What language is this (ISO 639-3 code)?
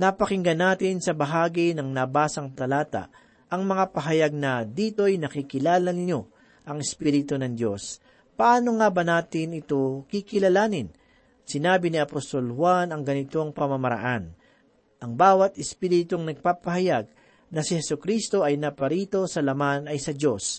fil